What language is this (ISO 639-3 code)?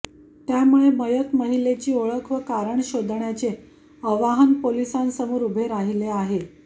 mar